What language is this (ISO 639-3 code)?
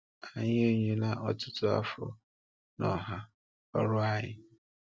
ibo